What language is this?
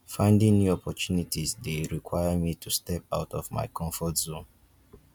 Nigerian Pidgin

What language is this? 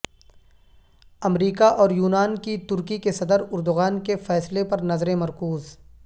Urdu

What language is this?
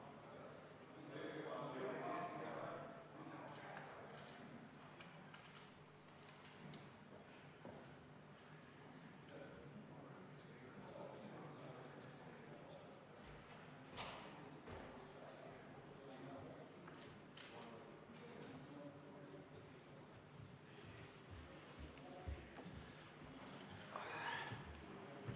Estonian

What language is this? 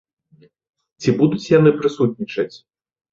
Belarusian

